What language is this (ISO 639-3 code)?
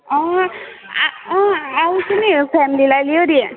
nep